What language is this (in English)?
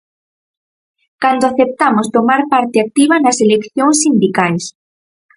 Galician